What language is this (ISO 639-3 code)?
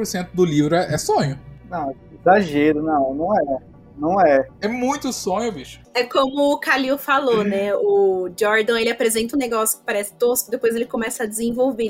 por